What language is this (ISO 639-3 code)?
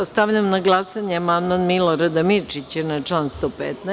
srp